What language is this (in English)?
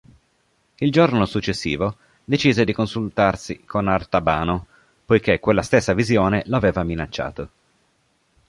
Italian